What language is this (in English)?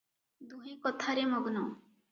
Odia